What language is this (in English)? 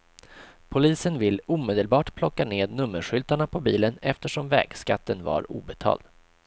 Swedish